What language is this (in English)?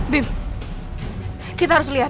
Indonesian